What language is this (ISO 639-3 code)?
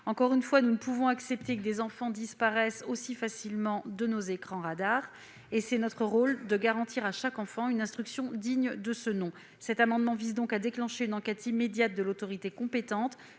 fra